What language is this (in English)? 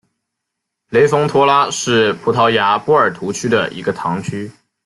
Chinese